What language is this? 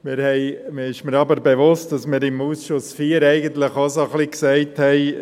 Swiss German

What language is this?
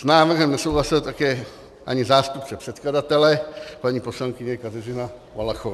Czech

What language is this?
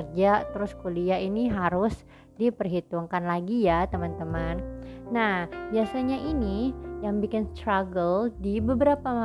Indonesian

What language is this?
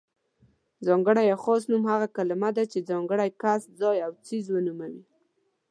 Pashto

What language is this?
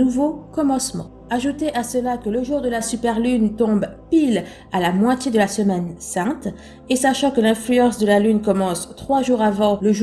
French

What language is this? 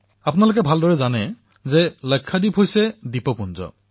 Assamese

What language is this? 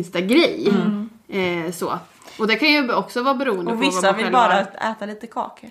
Swedish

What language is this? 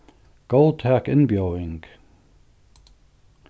Faroese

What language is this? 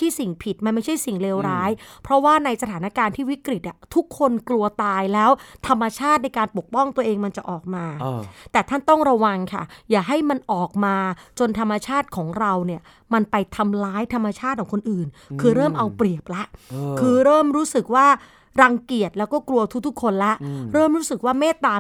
Thai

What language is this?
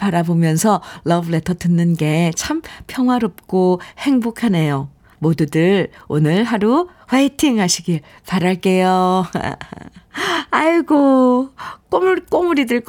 Korean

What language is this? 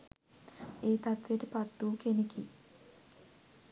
Sinhala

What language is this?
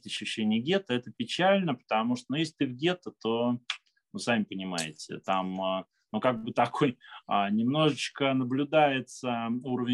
Russian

